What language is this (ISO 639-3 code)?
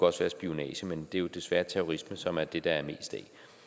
dan